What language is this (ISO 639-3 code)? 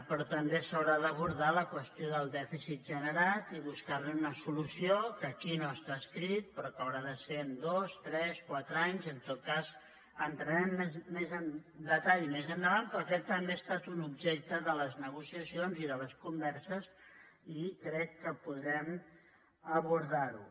cat